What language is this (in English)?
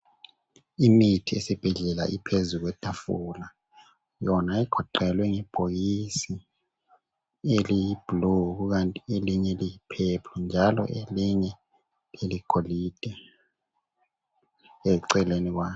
North Ndebele